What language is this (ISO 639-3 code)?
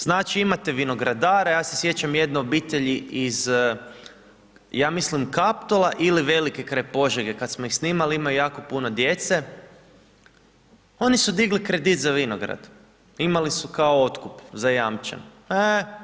hrv